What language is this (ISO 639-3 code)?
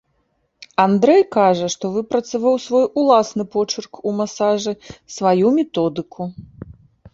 bel